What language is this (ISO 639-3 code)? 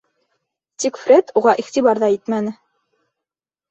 bak